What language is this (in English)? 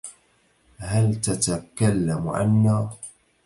Arabic